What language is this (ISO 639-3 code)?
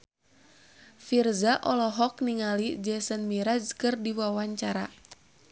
sun